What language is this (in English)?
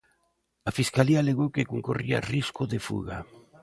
Galician